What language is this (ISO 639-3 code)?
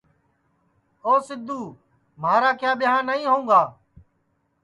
ssi